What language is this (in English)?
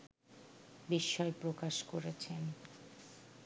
Bangla